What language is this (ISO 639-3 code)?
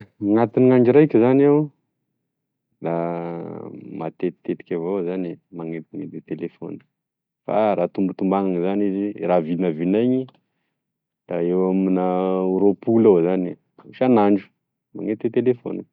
tkg